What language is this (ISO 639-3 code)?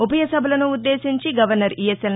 tel